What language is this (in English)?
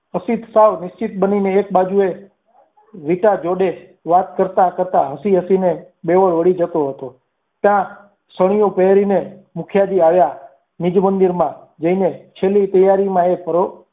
Gujarati